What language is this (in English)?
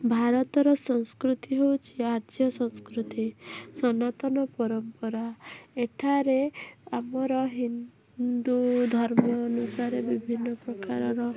Odia